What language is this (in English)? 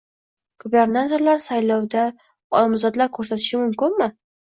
Uzbek